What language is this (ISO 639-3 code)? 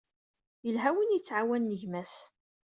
kab